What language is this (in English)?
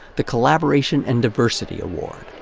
English